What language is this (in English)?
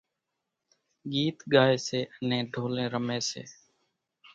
Kachi Koli